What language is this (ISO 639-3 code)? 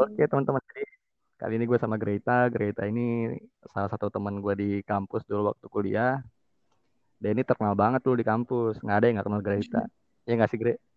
ind